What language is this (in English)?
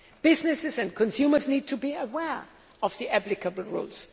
English